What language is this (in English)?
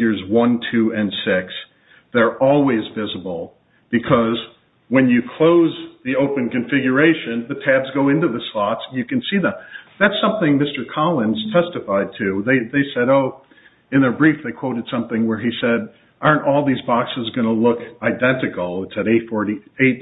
English